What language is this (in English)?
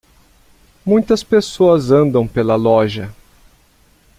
Portuguese